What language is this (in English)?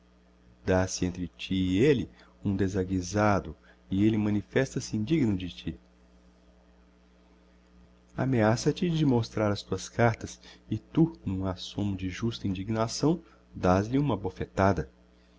Portuguese